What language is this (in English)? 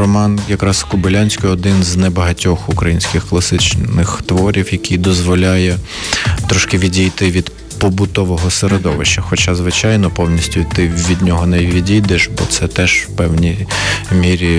Ukrainian